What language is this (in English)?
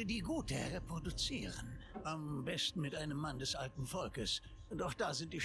German